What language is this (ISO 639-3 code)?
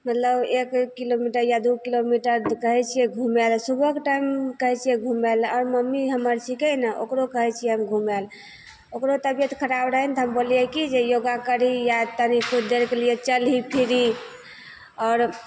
mai